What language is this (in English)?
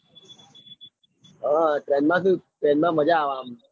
Gujarati